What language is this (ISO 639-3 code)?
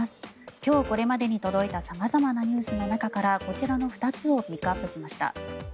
jpn